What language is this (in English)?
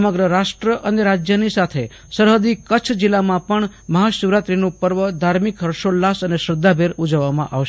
Gujarati